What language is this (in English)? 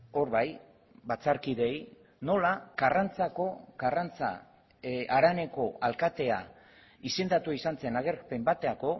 Basque